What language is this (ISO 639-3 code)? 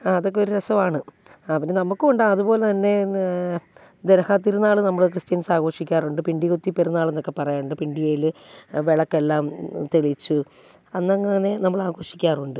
mal